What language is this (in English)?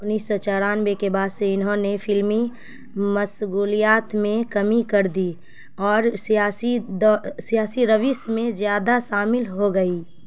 Urdu